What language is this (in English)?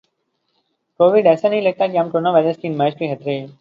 Urdu